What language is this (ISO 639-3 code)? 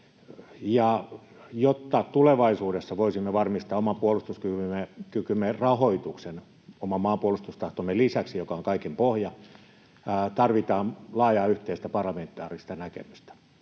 fin